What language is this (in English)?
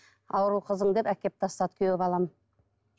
Kazakh